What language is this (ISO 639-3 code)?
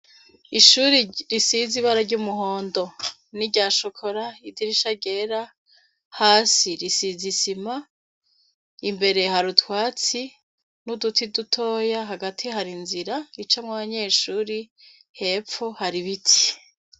run